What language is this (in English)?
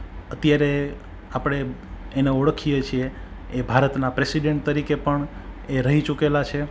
Gujarati